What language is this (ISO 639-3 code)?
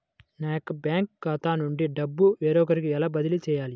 tel